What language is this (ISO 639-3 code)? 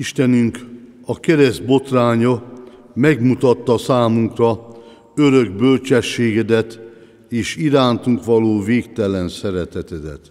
hun